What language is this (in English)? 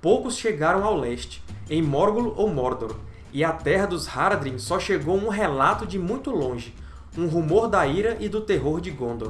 Portuguese